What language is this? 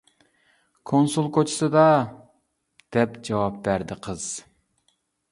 Uyghur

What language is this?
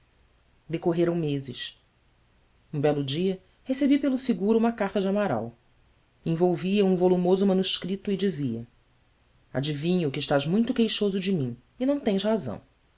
Portuguese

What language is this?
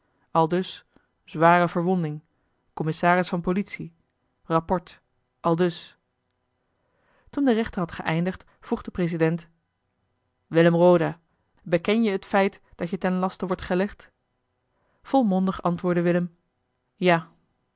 Dutch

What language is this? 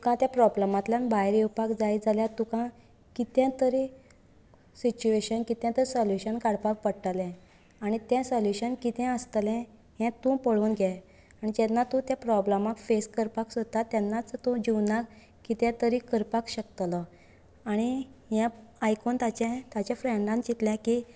Konkani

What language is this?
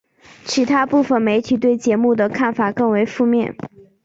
Chinese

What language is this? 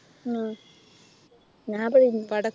Malayalam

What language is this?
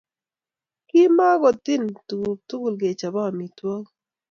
Kalenjin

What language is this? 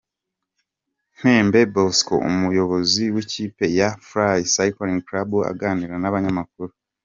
Kinyarwanda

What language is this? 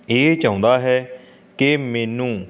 Punjabi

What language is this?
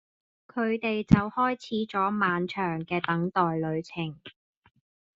Cantonese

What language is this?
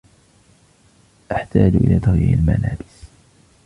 Arabic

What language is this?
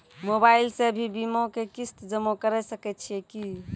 Maithili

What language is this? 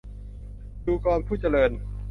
Thai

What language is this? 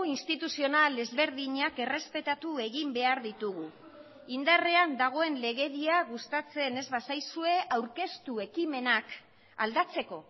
Basque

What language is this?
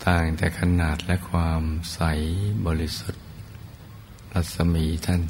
Thai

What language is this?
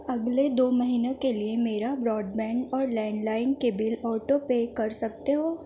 Urdu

